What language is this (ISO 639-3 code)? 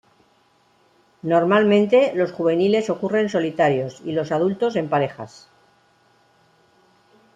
spa